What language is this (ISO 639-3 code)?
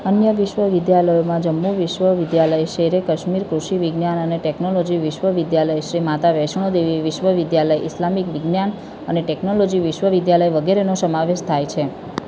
guj